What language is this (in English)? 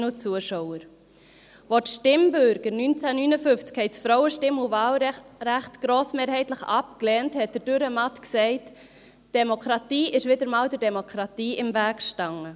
Swiss German